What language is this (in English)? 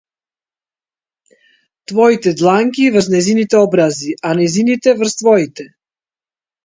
Macedonian